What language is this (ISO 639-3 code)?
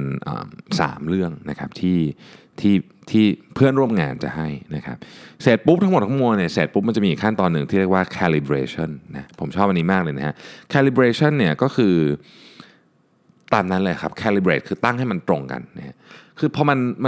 tha